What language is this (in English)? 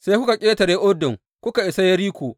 Hausa